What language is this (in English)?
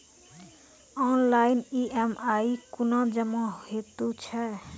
Maithili